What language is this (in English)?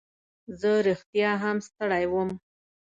Pashto